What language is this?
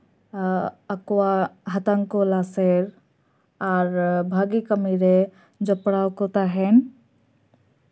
Santali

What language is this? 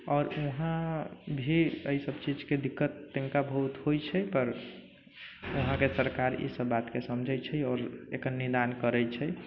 Maithili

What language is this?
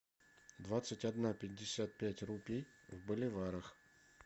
Russian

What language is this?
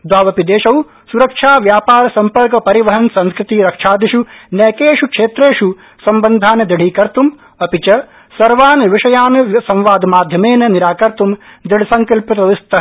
Sanskrit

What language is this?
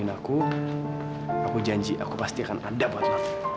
Indonesian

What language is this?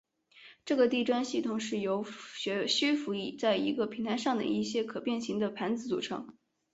Chinese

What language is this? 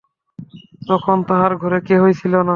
Bangla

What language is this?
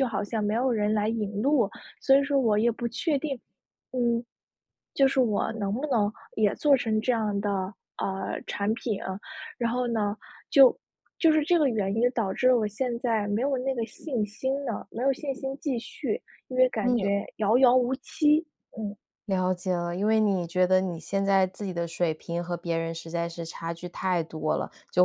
Chinese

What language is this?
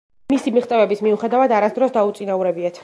Georgian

